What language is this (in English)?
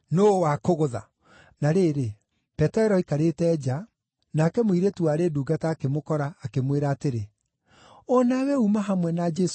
Kikuyu